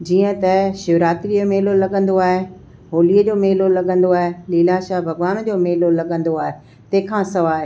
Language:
Sindhi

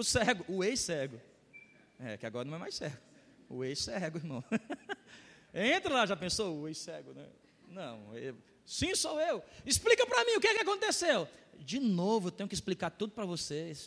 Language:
Portuguese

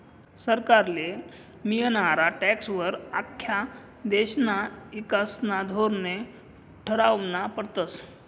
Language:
Marathi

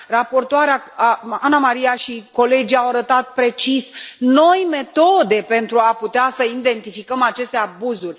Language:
Romanian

